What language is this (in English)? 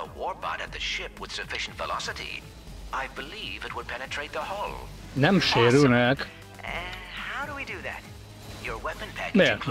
Hungarian